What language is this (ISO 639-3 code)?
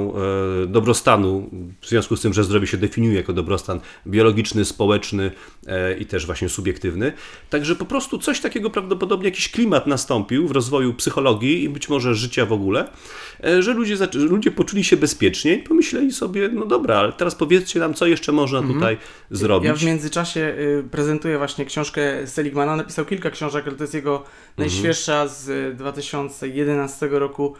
pol